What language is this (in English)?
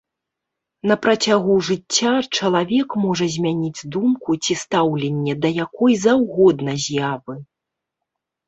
Belarusian